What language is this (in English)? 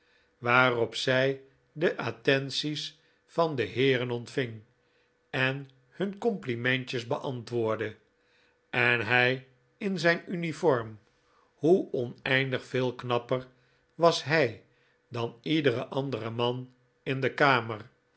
Dutch